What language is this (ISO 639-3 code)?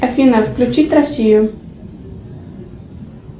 rus